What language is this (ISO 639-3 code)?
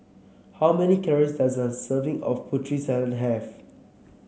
eng